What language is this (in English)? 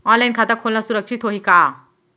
Chhattisgarhi